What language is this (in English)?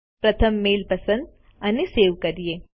Gujarati